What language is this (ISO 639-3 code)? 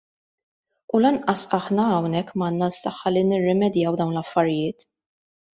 mlt